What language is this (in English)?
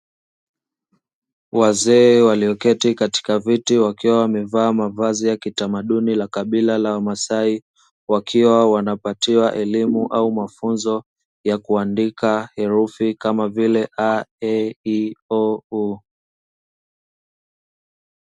Swahili